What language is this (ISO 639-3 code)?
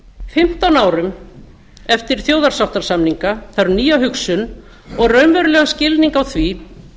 isl